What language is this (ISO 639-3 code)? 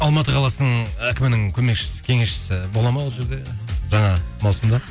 kaz